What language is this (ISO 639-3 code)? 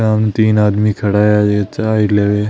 mwr